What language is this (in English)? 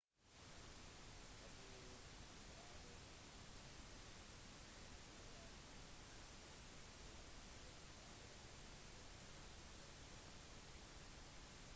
Norwegian Bokmål